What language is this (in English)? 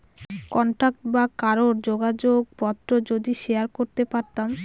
Bangla